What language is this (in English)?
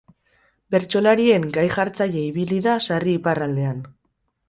Basque